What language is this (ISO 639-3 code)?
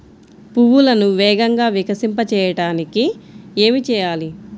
tel